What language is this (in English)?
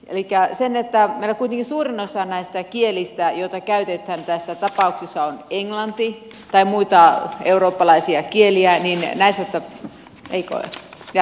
Finnish